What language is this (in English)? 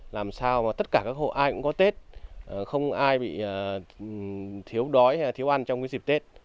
Vietnamese